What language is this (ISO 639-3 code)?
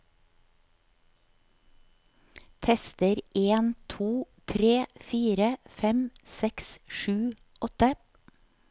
nor